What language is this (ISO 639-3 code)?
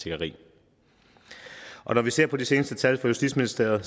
dan